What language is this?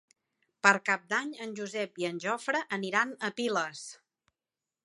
Catalan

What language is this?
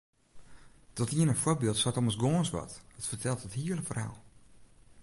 Western Frisian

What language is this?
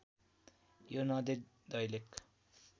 Nepali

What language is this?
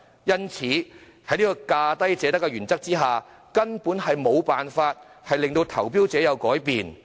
Cantonese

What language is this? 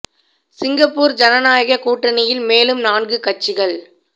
Tamil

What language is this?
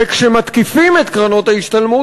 Hebrew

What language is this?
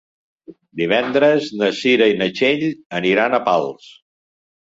Catalan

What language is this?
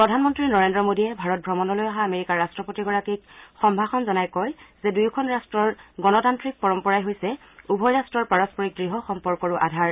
Assamese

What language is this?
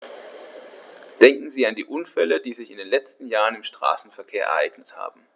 German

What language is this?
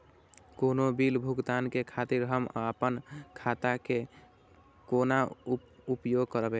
Maithili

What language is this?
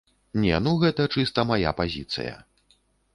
Belarusian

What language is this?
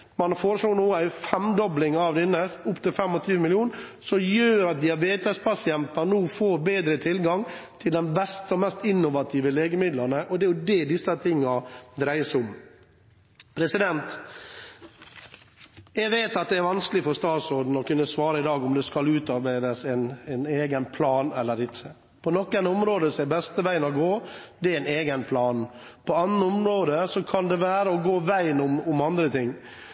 Norwegian Bokmål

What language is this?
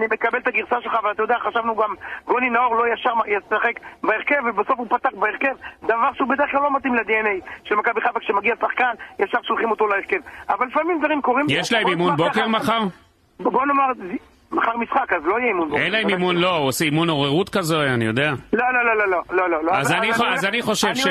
Hebrew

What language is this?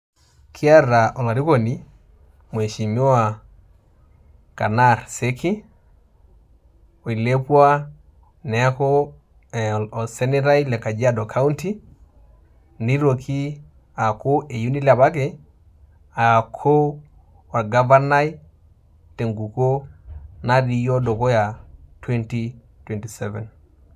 Masai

